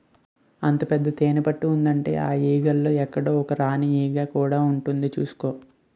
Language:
Telugu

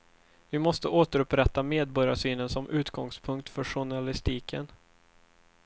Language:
Swedish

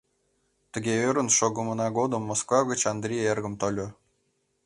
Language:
Mari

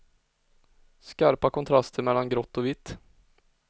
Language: Swedish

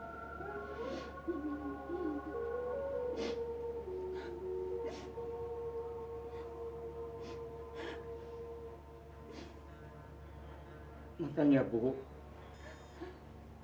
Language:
Indonesian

